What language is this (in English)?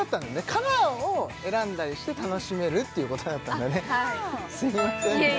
Japanese